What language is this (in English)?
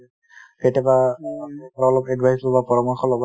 Assamese